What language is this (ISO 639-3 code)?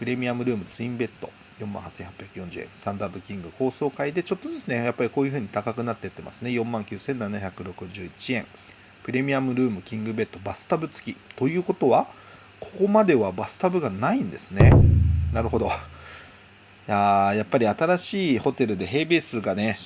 jpn